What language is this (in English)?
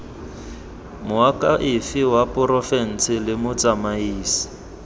Tswana